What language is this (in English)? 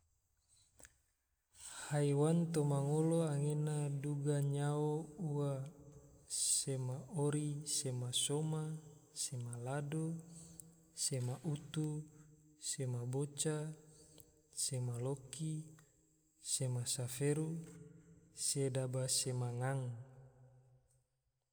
Tidore